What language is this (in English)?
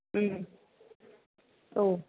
Bodo